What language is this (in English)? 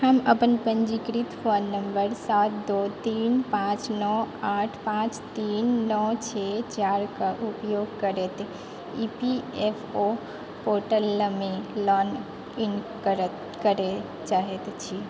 Maithili